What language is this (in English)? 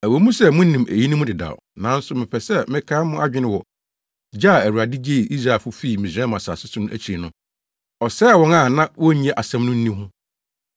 Akan